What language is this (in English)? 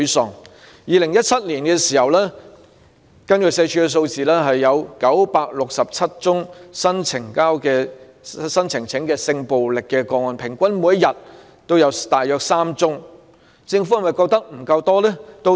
Cantonese